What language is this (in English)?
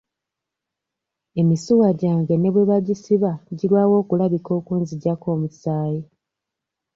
Ganda